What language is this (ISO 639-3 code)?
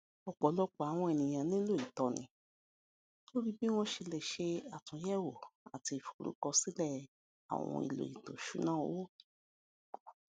yor